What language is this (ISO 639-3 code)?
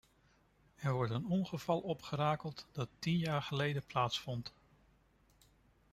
nld